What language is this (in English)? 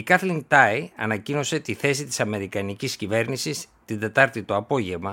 Greek